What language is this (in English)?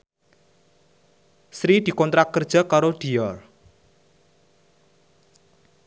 Javanese